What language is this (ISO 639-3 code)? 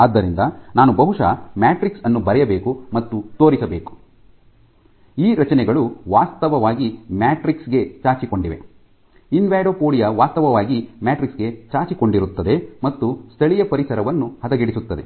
kan